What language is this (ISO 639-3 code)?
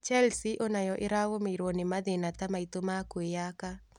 kik